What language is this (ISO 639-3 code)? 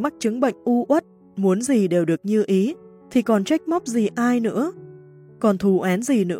vie